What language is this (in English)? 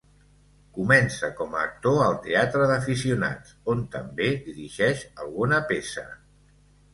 Catalan